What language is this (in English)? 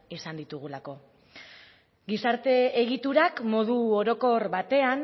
Basque